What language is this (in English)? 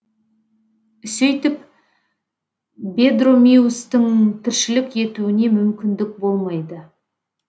Kazakh